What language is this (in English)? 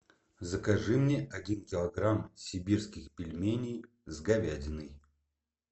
Russian